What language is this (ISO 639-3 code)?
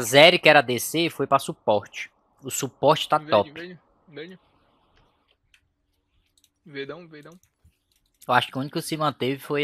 por